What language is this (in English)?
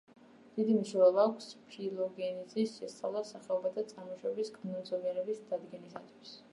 Georgian